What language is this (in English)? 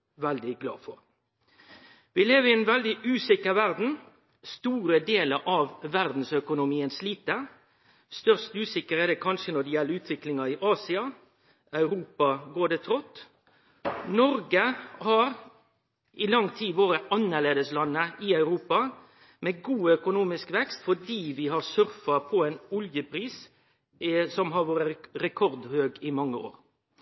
Norwegian Nynorsk